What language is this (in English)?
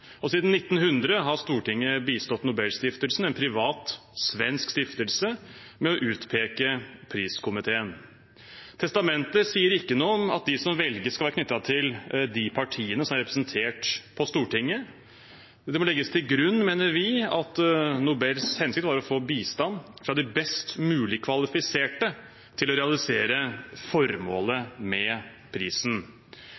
Norwegian Bokmål